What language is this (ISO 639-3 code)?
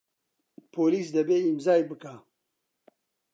ckb